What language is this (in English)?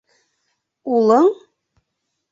Bashkir